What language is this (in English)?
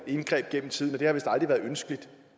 Danish